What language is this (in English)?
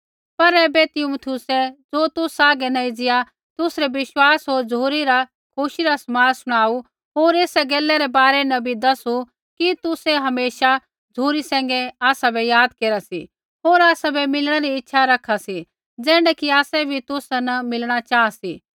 Kullu Pahari